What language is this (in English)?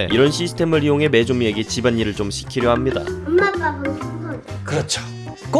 Korean